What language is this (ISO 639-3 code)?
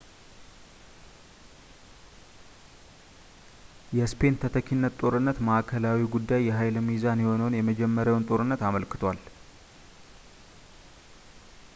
amh